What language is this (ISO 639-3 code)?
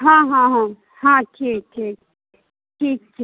mai